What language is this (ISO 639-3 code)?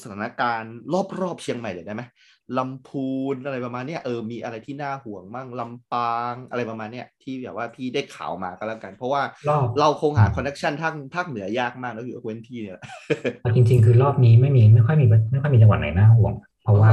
tha